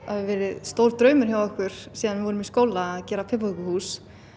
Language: Icelandic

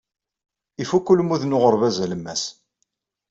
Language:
Kabyle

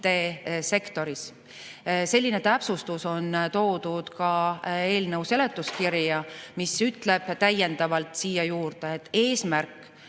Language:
Estonian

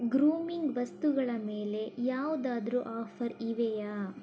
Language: Kannada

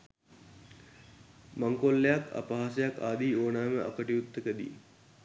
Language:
Sinhala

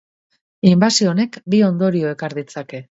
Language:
Basque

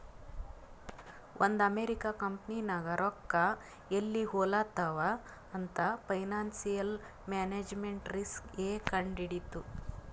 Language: Kannada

